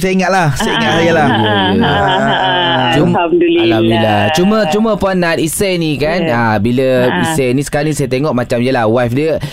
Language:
Malay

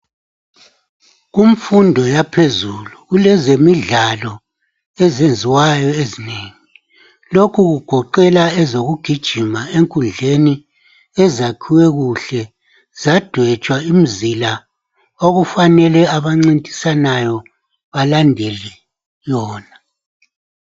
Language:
North Ndebele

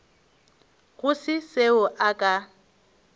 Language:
Northern Sotho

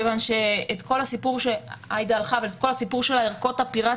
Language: Hebrew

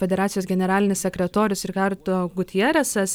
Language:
Lithuanian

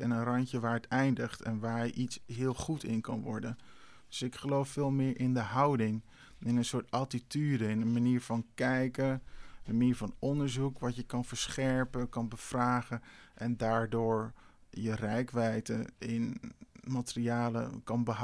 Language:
Dutch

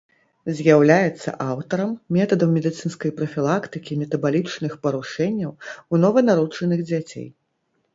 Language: Belarusian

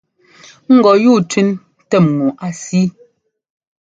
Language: Ngomba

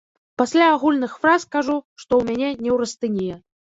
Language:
Belarusian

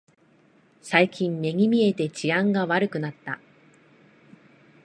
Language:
Japanese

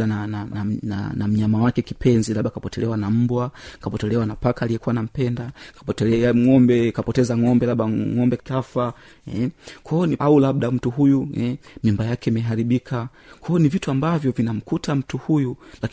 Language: Swahili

